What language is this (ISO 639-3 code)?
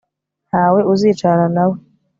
kin